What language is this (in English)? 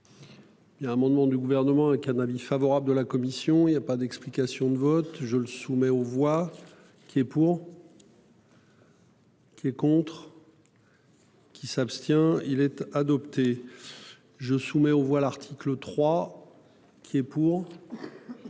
French